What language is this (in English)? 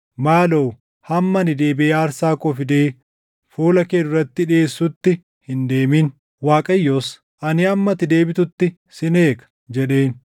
Oromo